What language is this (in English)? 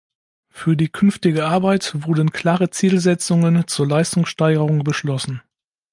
German